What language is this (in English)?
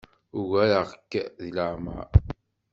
Kabyle